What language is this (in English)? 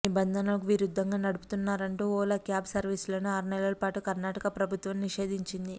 Telugu